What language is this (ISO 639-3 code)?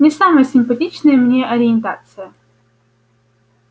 rus